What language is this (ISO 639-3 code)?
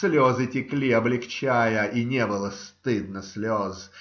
rus